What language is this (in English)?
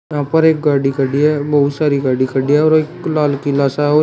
Hindi